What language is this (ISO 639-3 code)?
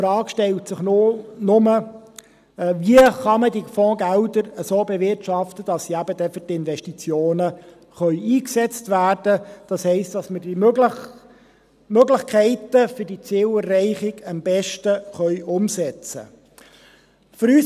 gsw